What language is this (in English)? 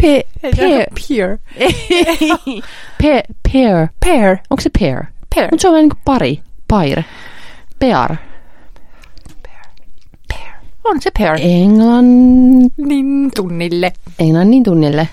Finnish